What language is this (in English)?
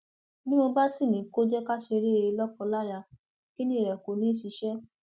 Yoruba